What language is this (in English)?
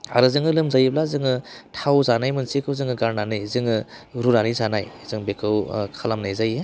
Bodo